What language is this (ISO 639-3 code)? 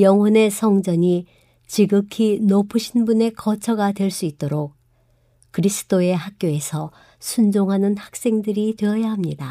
kor